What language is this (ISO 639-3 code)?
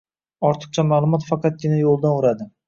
uzb